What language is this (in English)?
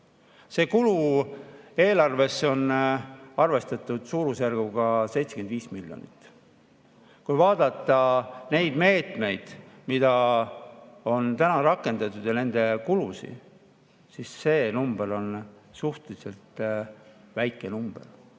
Estonian